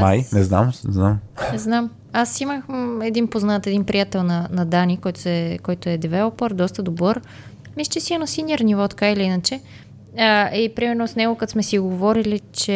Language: Bulgarian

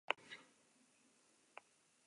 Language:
Basque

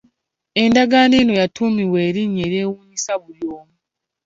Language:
Ganda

